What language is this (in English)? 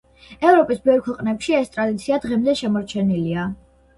Georgian